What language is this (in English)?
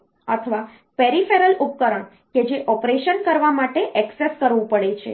Gujarati